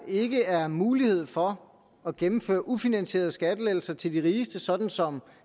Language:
Danish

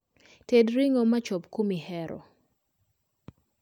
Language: Luo (Kenya and Tanzania)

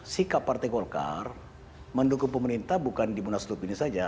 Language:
Indonesian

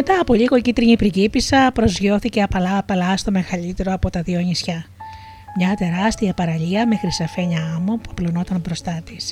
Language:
Greek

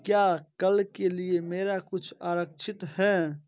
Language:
Hindi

